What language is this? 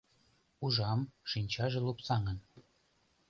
Mari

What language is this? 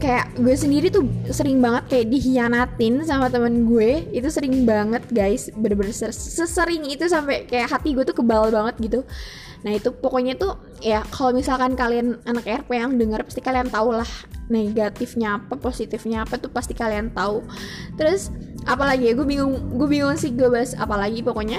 Indonesian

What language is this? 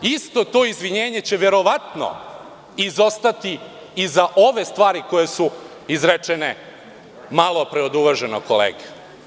Serbian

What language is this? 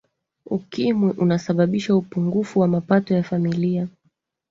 Swahili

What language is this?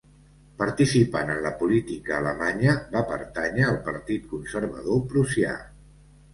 Catalan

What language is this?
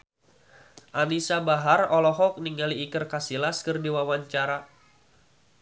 Sundanese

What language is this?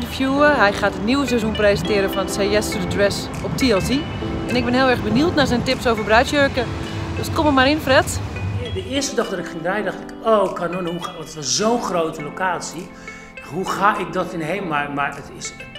Dutch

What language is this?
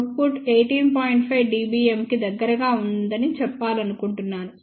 Telugu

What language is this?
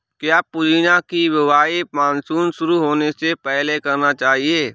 Hindi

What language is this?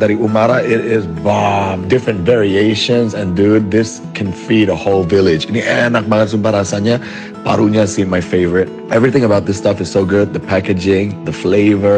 Indonesian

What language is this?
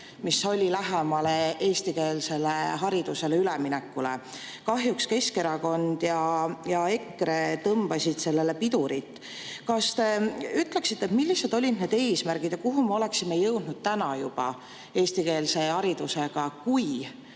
Estonian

